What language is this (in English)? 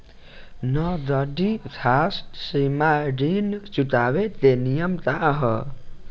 Bhojpuri